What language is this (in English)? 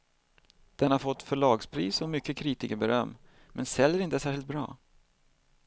Swedish